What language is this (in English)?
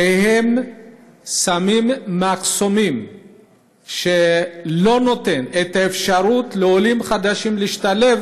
Hebrew